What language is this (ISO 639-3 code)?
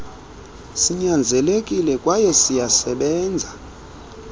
xho